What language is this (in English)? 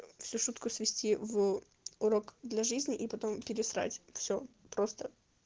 Russian